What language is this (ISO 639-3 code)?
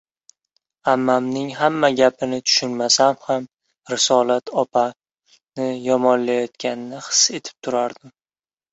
uzb